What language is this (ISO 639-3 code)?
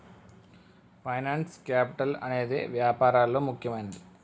tel